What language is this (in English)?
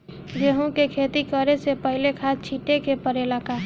Bhojpuri